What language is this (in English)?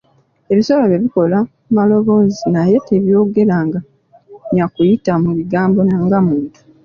Ganda